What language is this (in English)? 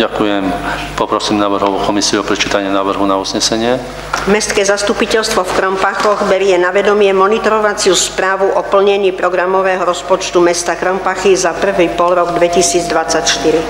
Slovak